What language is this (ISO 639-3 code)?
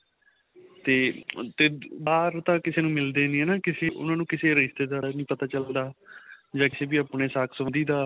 pan